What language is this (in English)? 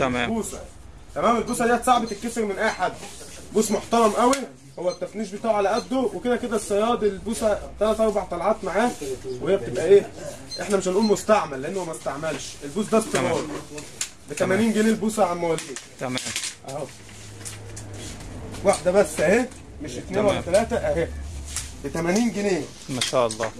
Arabic